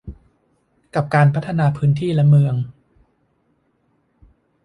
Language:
Thai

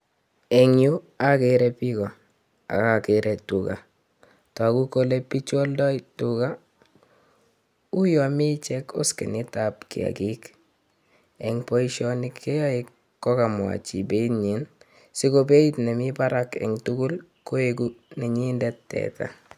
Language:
Kalenjin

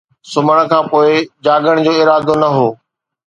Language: Sindhi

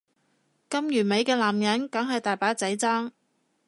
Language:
Cantonese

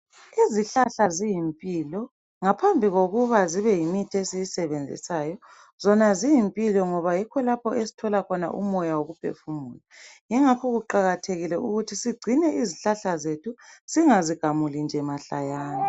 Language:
North Ndebele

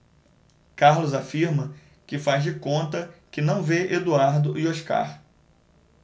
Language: Portuguese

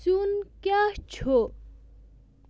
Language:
Kashmiri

